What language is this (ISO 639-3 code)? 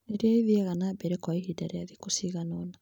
kik